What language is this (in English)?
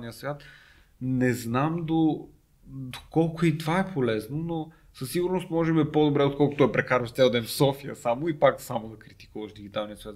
Bulgarian